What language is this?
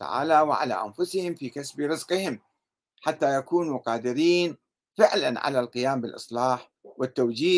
Arabic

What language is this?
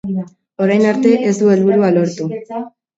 Basque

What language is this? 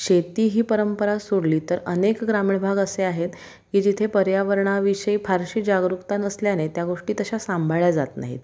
Marathi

